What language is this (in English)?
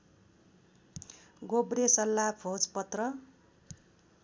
Nepali